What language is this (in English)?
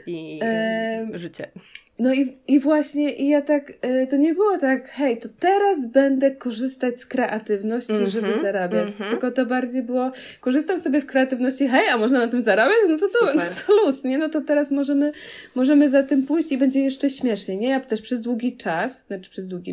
Polish